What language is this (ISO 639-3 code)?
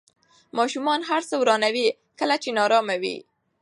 pus